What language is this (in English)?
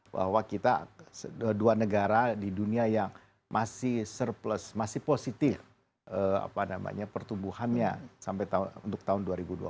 Indonesian